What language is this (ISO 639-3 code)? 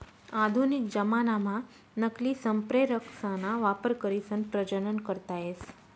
mar